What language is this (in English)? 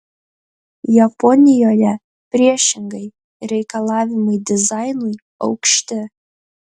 Lithuanian